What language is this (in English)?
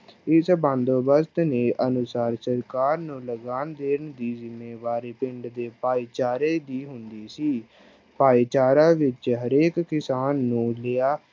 Punjabi